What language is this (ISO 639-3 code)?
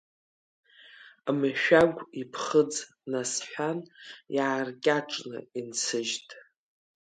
abk